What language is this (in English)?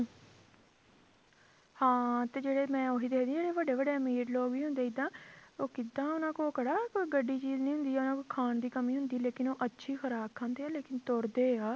Punjabi